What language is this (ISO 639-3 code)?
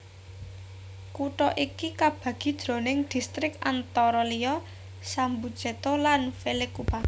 jav